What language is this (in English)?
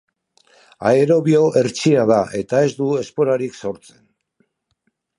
Basque